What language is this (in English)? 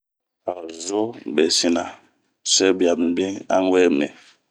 Bomu